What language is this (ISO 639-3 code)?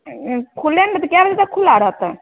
mai